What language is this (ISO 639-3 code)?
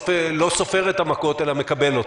heb